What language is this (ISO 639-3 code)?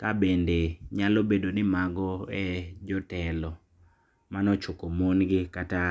luo